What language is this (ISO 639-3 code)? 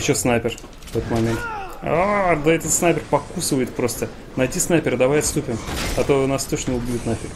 rus